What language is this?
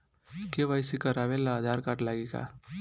Bhojpuri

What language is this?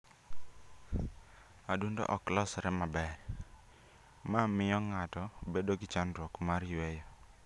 Luo (Kenya and Tanzania)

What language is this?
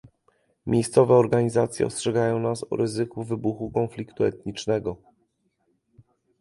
Polish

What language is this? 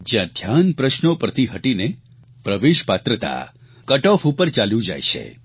Gujarati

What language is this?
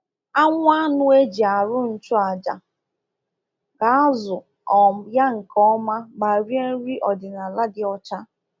Igbo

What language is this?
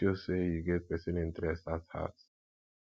Nigerian Pidgin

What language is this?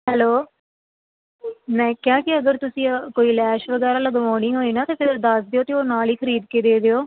Punjabi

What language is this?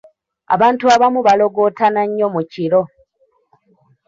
Ganda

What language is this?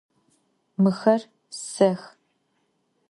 Adyghe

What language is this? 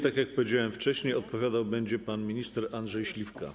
Polish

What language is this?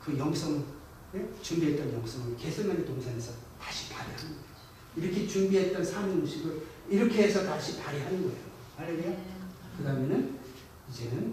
Korean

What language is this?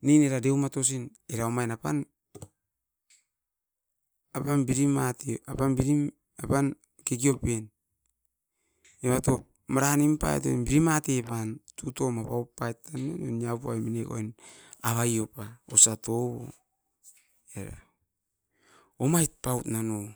Askopan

